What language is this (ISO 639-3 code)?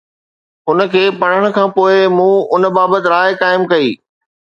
snd